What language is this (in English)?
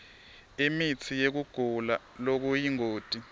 Swati